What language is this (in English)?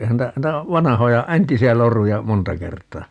Finnish